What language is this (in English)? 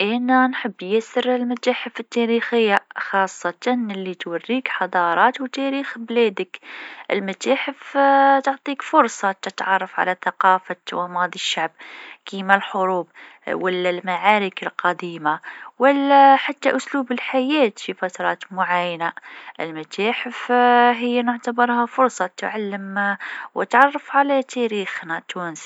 Tunisian Arabic